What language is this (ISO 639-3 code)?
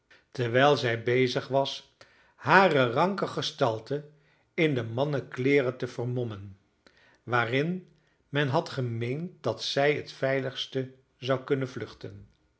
nld